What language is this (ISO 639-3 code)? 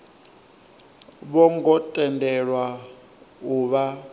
ven